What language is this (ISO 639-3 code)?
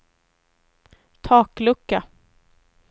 swe